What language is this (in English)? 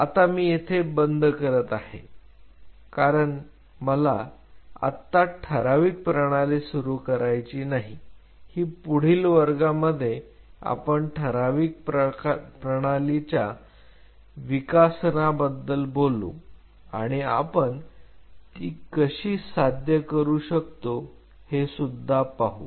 Marathi